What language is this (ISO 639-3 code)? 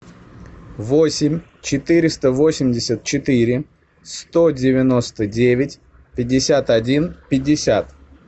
rus